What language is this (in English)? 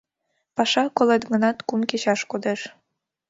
Mari